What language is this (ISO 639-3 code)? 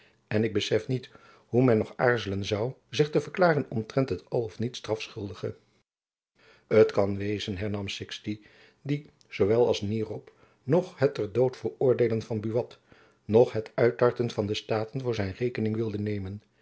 nld